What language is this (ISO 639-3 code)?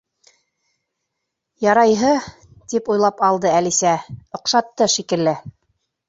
bak